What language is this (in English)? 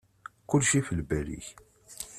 Kabyle